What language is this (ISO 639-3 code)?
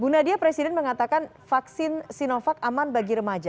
ind